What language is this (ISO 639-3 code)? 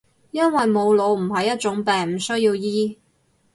yue